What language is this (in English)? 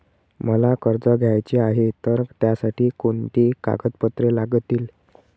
Marathi